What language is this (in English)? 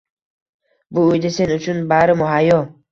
Uzbek